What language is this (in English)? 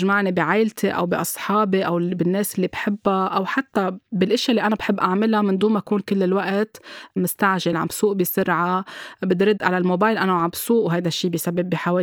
Arabic